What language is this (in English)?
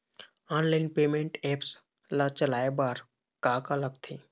Chhattisgarhi